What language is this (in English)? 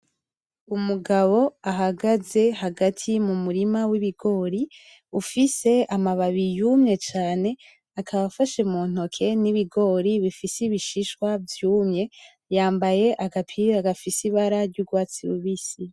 Rundi